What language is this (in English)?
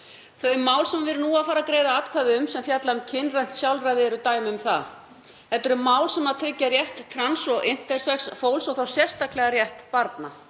Icelandic